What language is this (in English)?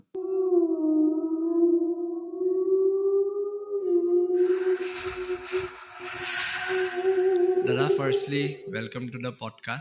Assamese